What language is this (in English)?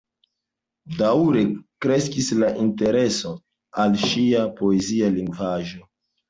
Esperanto